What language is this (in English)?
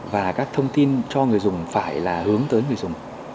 Vietnamese